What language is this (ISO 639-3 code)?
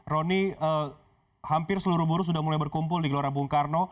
ind